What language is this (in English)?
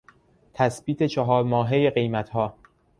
Persian